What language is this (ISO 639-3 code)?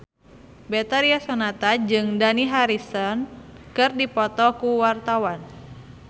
sun